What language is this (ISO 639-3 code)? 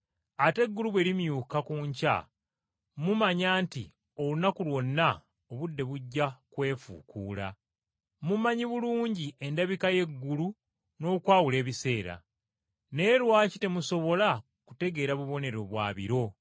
lug